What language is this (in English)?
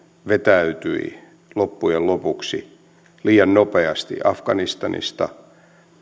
Finnish